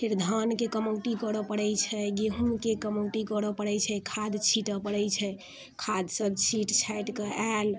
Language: Maithili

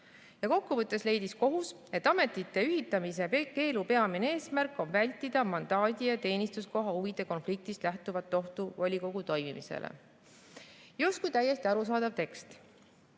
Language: Estonian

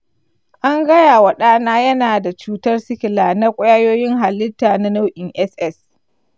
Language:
Hausa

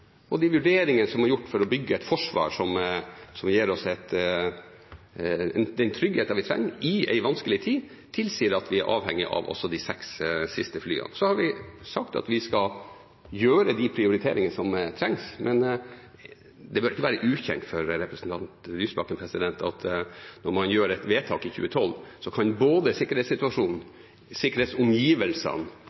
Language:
Norwegian Bokmål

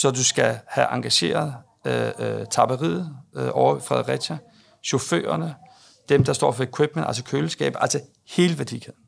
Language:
Danish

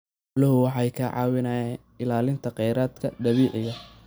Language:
Somali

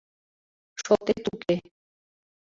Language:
Mari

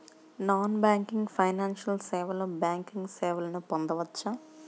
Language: Telugu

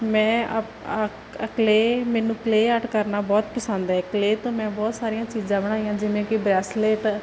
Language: Punjabi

